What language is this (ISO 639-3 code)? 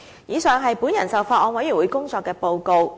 yue